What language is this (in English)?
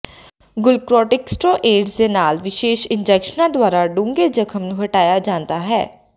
Punjabi